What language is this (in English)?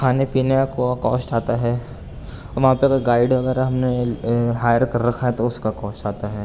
Urdu